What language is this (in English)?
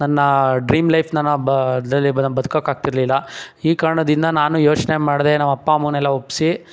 Kannada